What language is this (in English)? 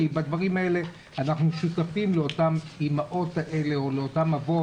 Hebrew